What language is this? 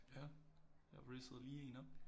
Danish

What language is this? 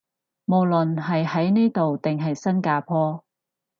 Cantonese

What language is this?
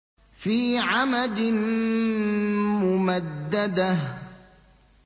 Arabic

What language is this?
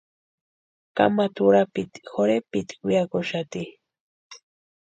Western Highland Purepecha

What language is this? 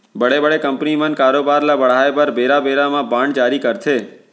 Chhattisgarhi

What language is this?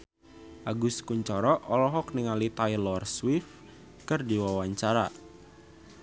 Sundanese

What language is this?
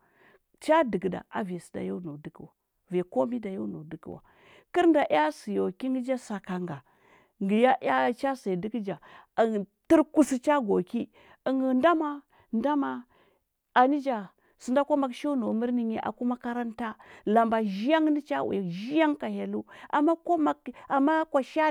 Huba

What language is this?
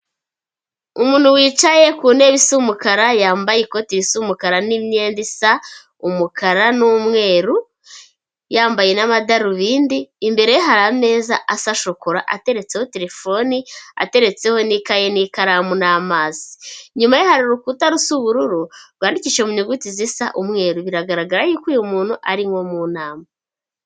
Kinyarwanda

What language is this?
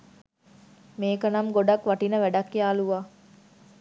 Sinhala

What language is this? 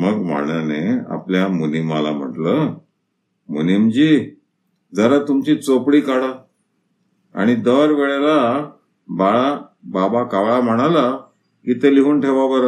Marathi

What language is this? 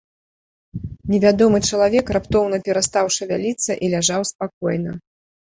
Belarusian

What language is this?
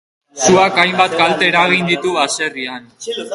Basque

